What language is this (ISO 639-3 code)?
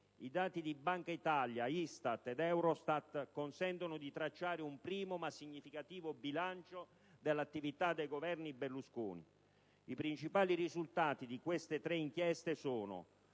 ita